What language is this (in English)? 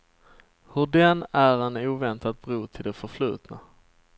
Swedish